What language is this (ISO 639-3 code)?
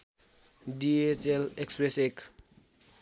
nep